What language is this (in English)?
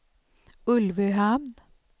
Swedish